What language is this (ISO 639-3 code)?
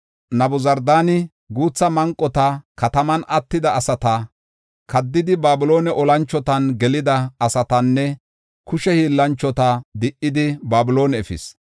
gof